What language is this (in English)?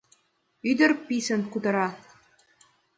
Mari